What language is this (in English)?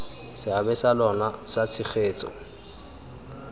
Tswana